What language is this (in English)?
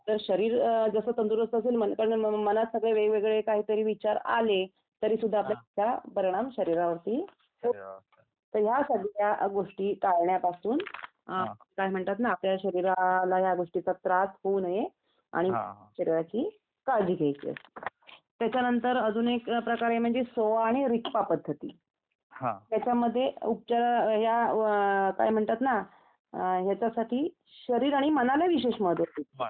Marathi